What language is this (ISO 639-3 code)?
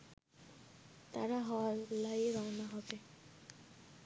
ben